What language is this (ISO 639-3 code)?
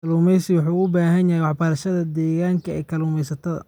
som